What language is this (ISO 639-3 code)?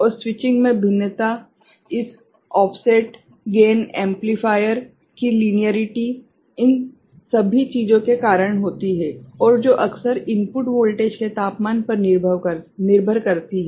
hin